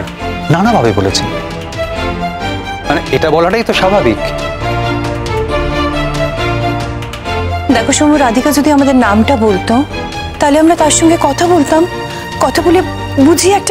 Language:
Bangla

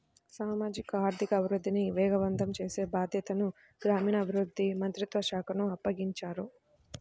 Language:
Telugu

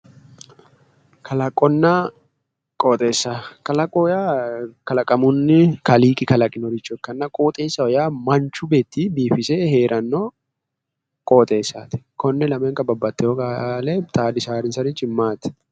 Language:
Sidamo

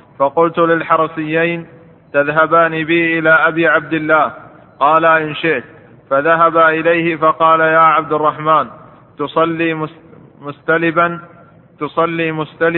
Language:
Arabic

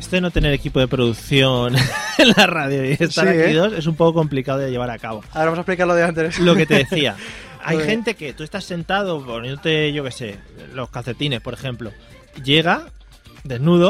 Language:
Spanish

